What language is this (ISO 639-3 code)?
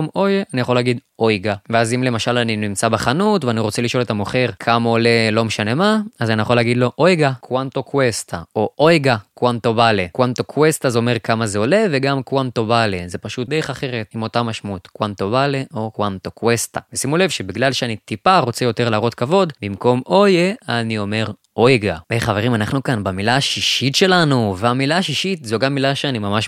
heb